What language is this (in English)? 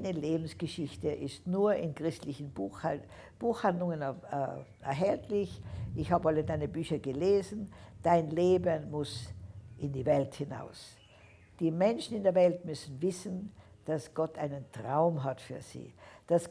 German